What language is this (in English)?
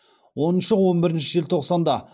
Kazakh